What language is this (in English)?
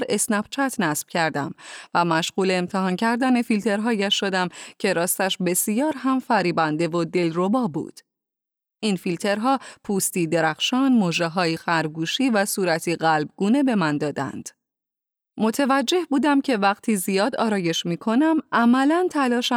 Persian